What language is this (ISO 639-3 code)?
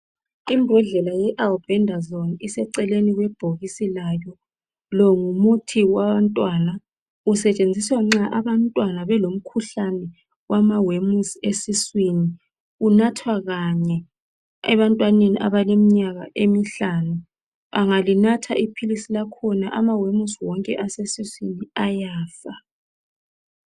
nde